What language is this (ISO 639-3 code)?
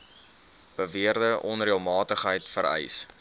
afr